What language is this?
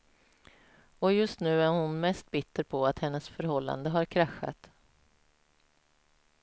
Swedish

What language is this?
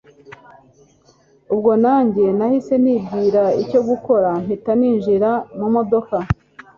Kinyarwanda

